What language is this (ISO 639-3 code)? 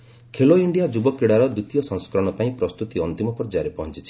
ori